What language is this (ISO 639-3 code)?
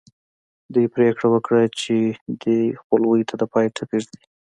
pus